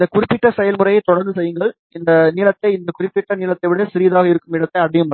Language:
Tamil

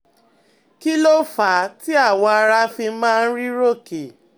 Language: Yoruba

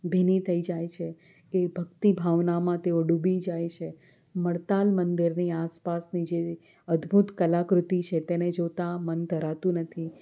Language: Gujarati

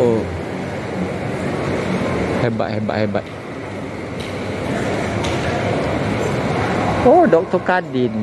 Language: Malay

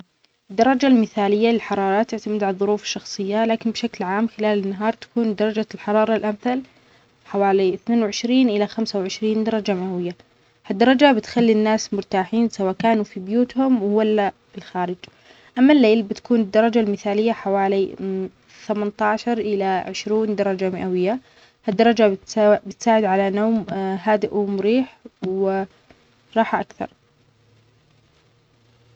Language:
Omani Arabic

